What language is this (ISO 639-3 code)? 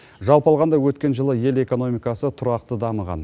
kaz